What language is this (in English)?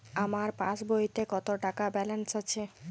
Bangla